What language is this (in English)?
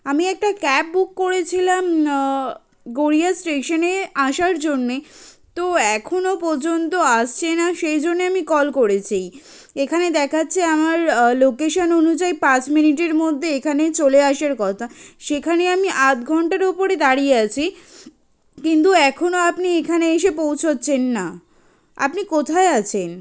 Bangla